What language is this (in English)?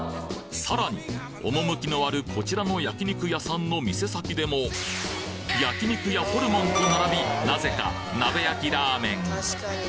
Japanese